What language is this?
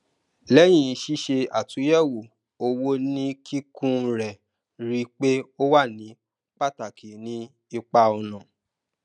Yoruba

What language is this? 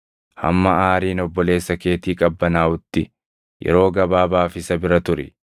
Oromo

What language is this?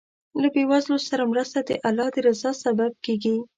Pashto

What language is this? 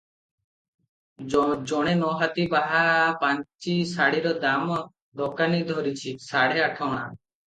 Odia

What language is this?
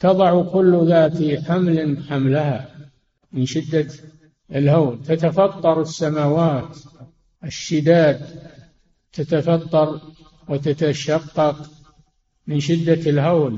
Arabic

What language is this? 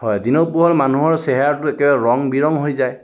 Assamese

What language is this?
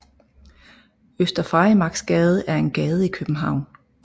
Danish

